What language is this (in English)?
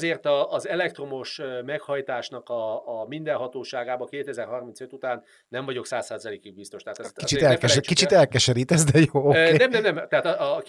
Hungarian